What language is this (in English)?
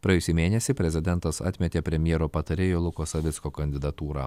Lithuanian